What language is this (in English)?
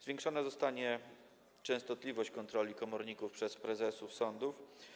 Polish